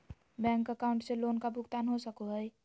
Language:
Magahi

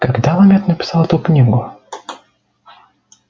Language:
Russian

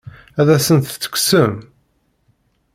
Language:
Kabyle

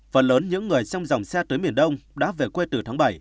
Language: Vietnamese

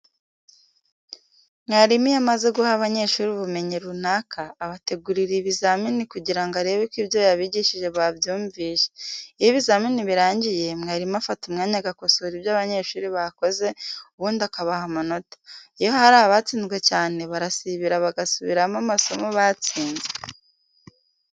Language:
Kinyarwanda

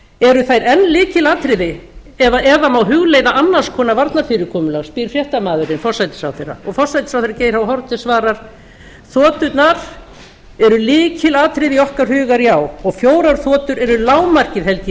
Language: Icelandic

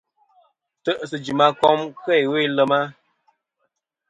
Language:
Kom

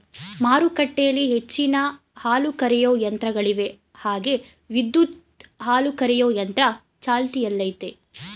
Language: Kannada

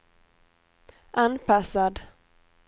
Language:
Swedish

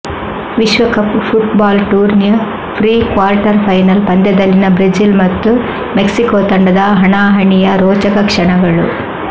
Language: Kannada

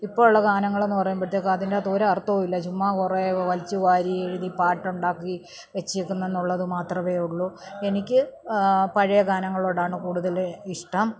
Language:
Malayalam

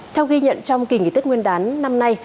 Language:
Vietnamese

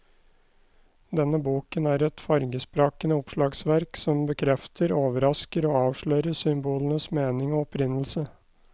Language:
Norwegian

